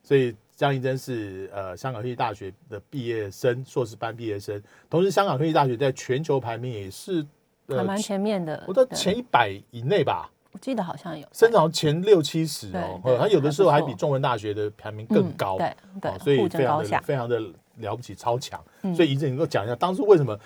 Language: Chinese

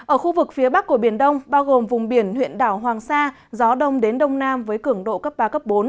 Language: Vietnamese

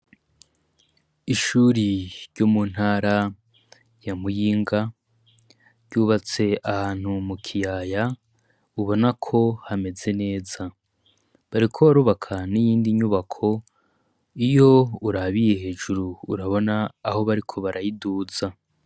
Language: Rundi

